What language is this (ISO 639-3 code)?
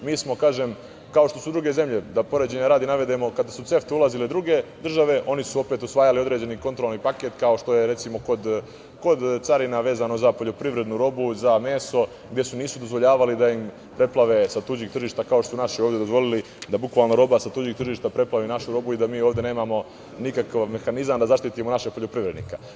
srp